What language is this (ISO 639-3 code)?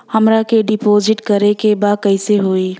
bho